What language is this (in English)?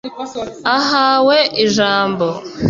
Kinyarwanda